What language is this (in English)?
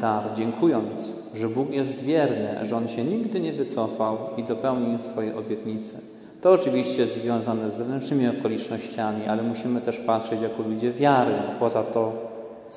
Polish